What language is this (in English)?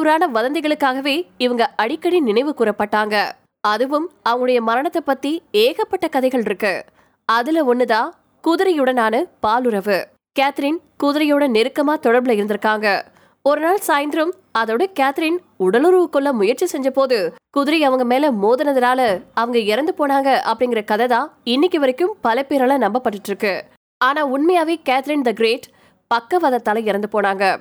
Tamil